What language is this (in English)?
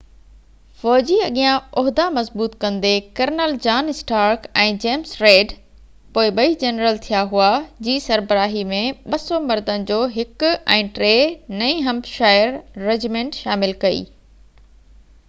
Sindhi